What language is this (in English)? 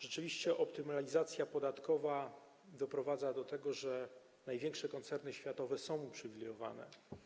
Polish